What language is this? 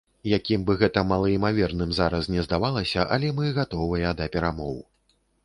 Belarusian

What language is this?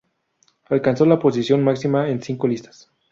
Spanish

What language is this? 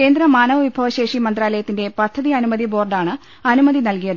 Malayalam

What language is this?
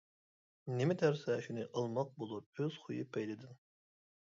Uyghur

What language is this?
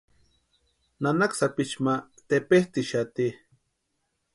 Western Highland Purepecha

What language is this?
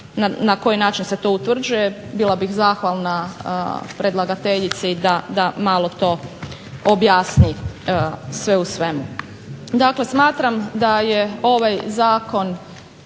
Croatian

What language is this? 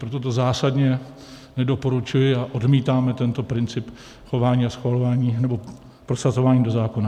Czech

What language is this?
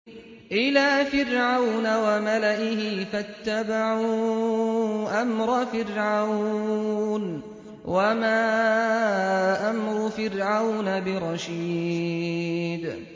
Arabic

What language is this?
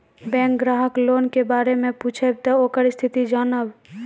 Maithili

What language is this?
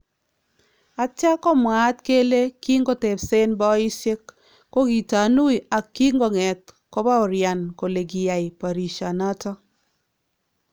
Kalenjin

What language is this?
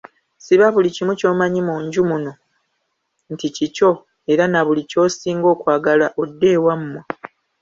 Ganda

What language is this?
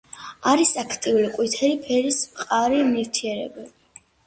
Georgian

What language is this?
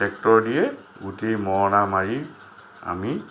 Assamese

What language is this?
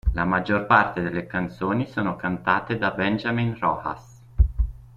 Italian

